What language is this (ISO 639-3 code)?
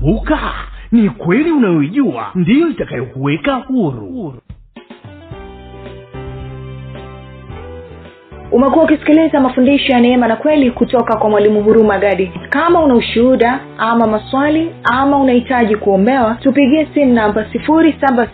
swa